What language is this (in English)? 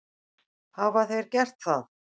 Icelandic